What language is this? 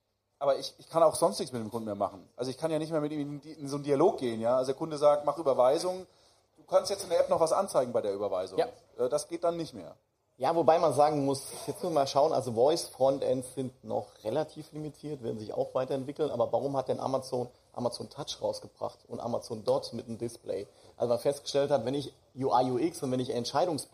German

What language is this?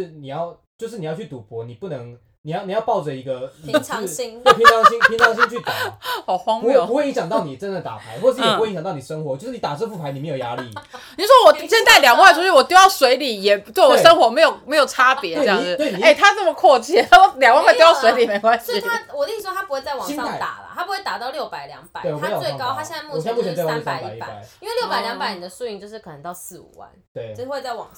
Chinese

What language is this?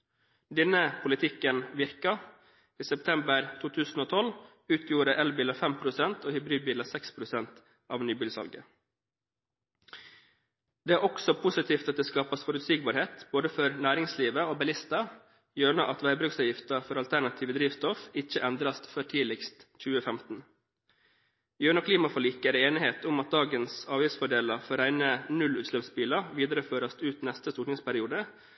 Norwegian Bokmål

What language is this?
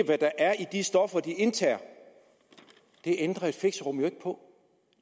Danish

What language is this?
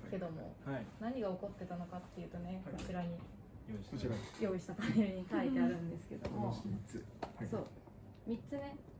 Japanese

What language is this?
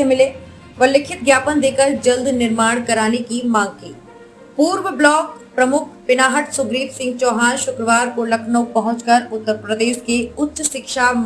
Hindi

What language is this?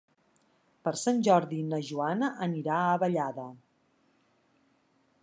Catalan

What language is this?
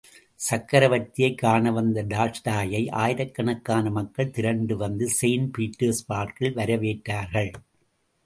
Tamil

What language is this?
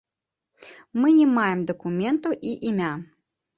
Belarusian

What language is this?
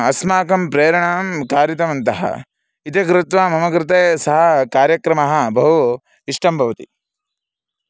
Sanskrit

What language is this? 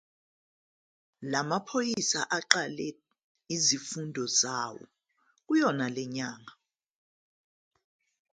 Zulu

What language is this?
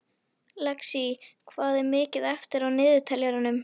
Icelandic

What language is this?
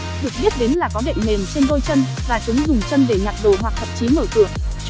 Vietnamese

